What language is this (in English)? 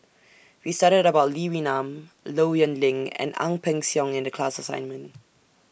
English